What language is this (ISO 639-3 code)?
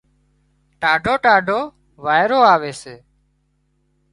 kxp